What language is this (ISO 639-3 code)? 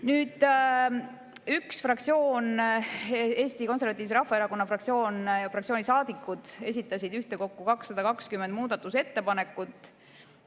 est